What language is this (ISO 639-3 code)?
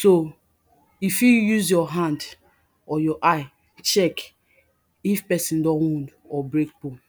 pcm